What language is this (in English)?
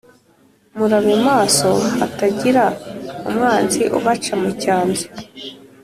Kinyarwanda